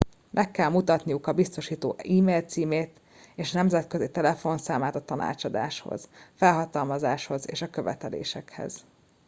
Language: Hungarian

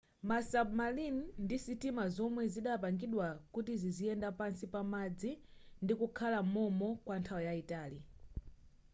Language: Nyanja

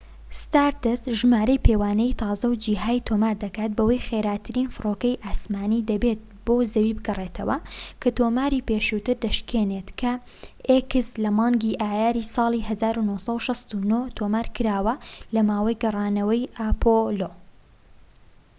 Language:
Central Kurdish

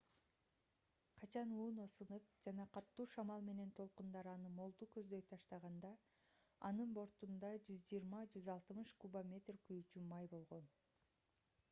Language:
Kyrgyz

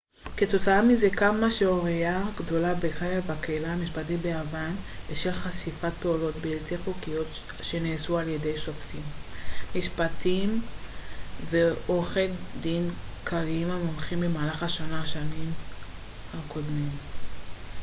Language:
Hebrew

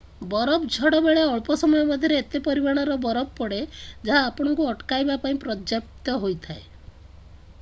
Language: Odia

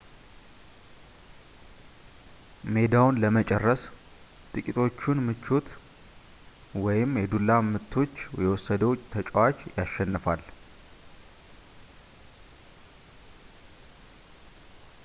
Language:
Amharic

